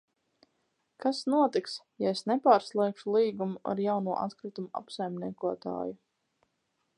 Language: Latvian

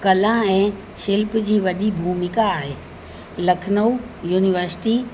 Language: Sindhi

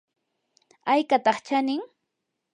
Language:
Yanahuanca Pasco Quechua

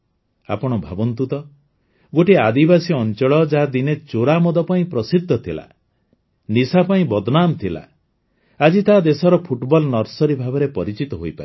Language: Odia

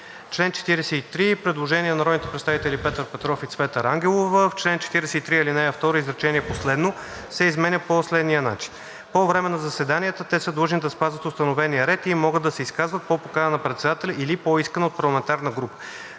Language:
Bulgarian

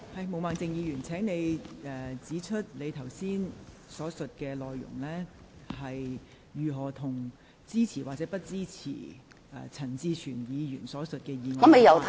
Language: Cantonese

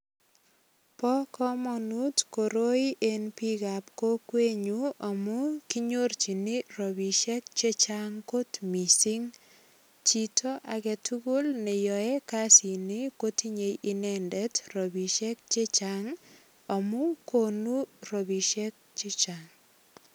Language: Kalenjin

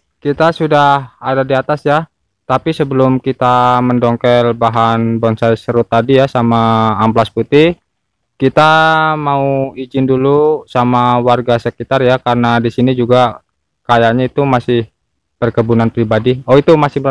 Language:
Indonesian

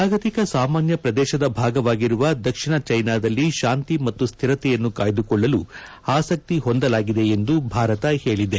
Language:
Kannada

